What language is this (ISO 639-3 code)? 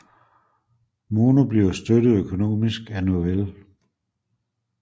dan